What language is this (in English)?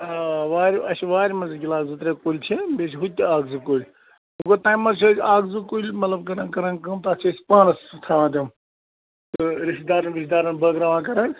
Kashmiri